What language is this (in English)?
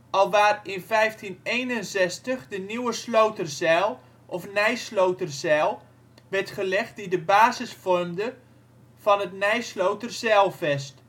Dutch